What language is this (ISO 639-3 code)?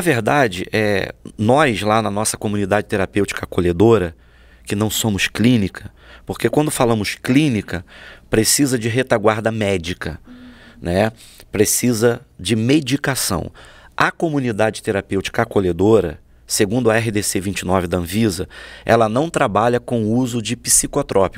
por